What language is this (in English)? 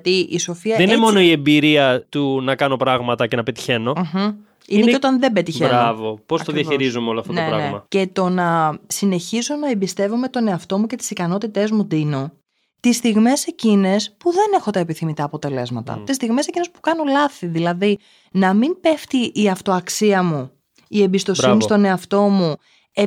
Greek